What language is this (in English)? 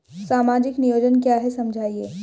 Hindi